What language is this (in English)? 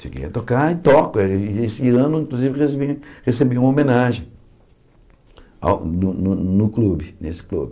Portuguese